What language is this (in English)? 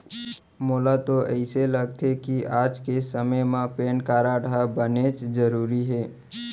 Chhattisgarhi